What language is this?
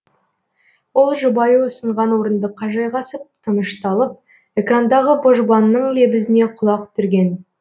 Kazakh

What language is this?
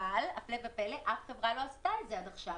Hebrew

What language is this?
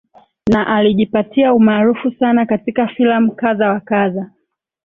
Swahili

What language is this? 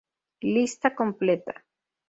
Spanish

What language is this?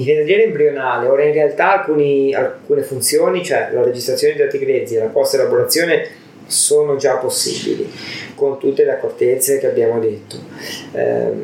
Italian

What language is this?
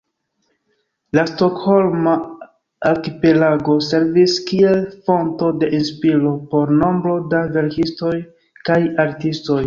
Esperanto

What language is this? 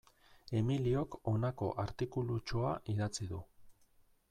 Basque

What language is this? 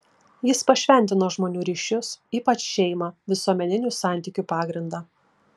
Lithuanian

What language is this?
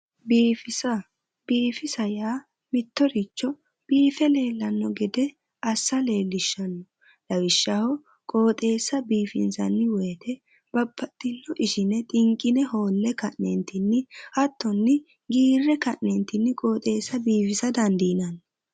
Sidamo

